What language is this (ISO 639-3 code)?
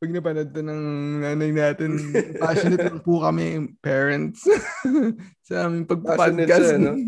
fil